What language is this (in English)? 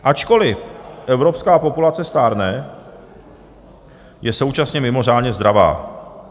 Czech